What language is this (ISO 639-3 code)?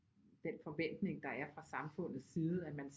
dan